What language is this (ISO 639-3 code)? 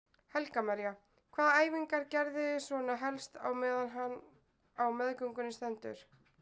isl